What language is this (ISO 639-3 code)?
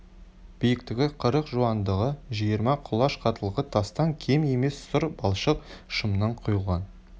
kaz